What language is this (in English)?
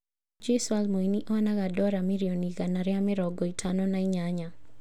Kikuyu